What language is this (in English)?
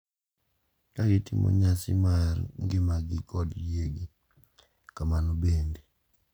Luo (Kenya and Tanzania)